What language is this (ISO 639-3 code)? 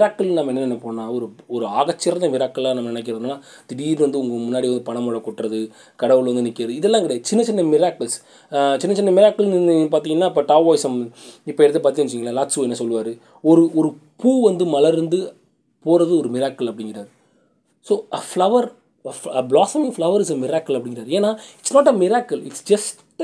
tam